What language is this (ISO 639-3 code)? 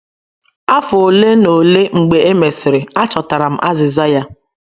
ibo